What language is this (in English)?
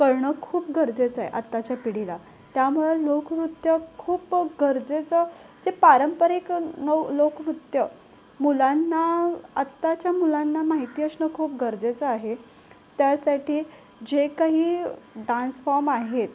Marathi